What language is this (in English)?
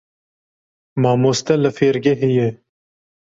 Kurdish